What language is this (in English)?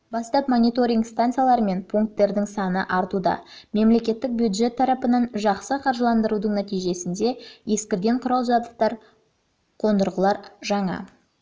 Kazakh